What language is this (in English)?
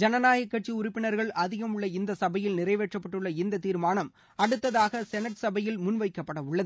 Tamil